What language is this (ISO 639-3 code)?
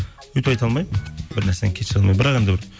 kaz